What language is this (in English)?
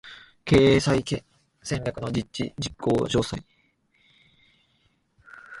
Japanese